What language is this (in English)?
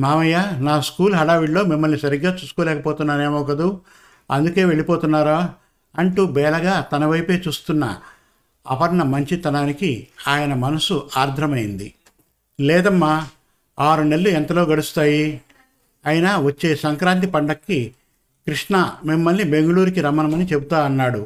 Telugu